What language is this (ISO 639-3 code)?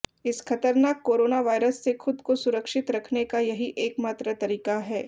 hin